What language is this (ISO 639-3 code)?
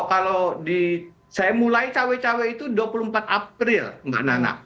ind